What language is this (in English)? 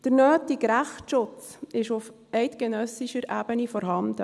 Swiss German